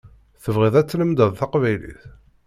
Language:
Kabyle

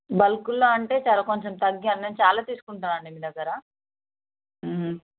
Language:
Telugu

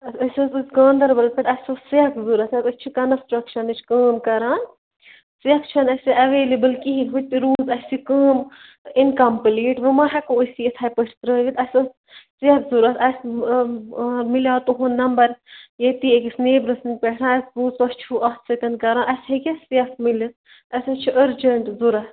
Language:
Kashmiri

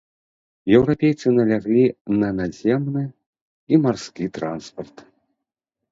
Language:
Belarusian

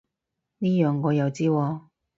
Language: Cantonese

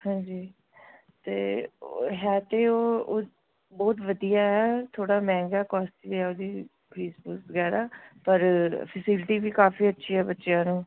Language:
Punjabi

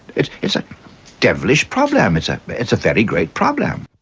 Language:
English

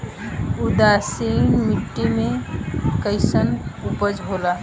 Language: Bhojpuri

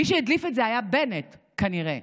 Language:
Hebrew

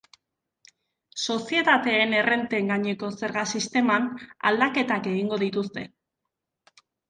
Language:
Basque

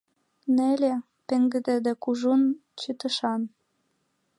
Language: Mari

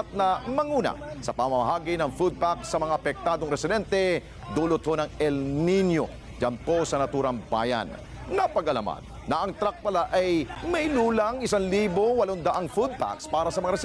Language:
Filipino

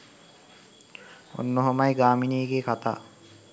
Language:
Sinhala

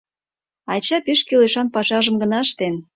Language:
Mari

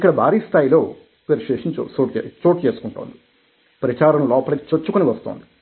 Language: Telugu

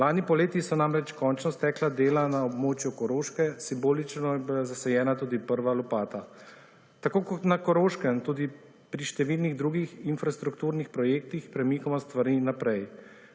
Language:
Slovenian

